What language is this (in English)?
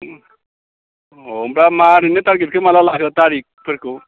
Bodo